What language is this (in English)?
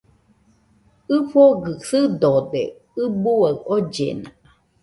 Nüpode Huitoto